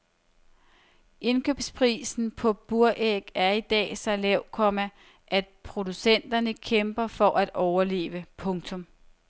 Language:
Danish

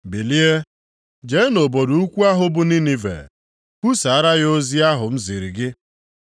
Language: Igbo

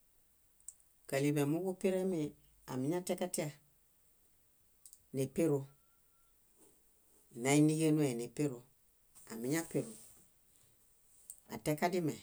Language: Bayot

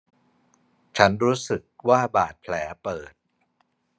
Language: Thai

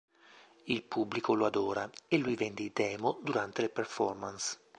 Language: Italian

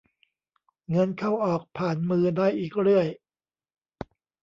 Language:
Thai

